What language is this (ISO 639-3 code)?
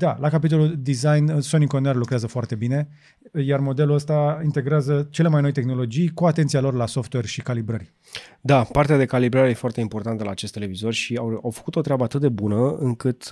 ron